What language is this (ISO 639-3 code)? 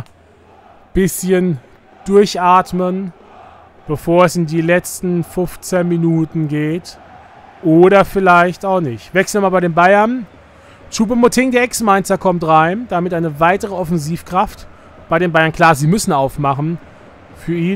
deu